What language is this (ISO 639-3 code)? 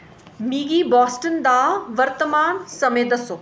doi